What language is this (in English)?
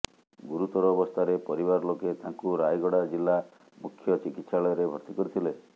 Odia